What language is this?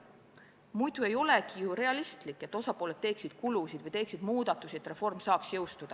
Estonian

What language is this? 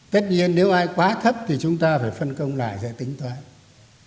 Vietnamese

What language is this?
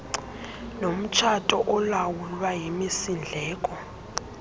Xhosa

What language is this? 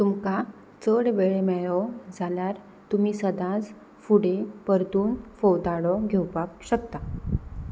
Konkani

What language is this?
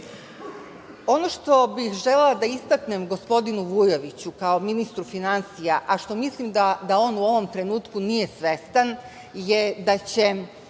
Serbian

